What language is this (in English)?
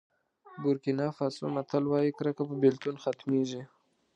Pashto